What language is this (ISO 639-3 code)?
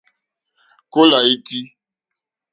bri